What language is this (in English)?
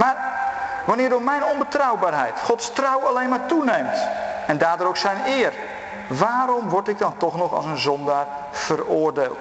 Dutch